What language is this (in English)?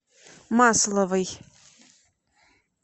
Russian